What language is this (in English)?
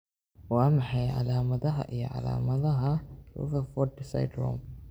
Somali